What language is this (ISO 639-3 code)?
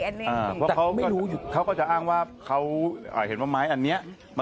tha